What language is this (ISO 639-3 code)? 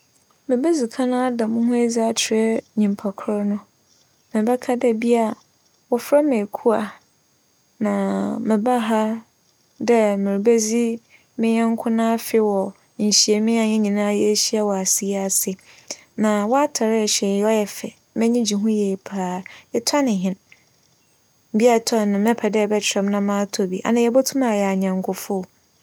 aka